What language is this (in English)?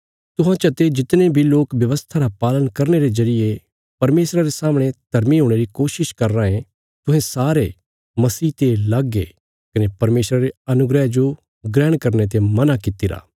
Bilaspuri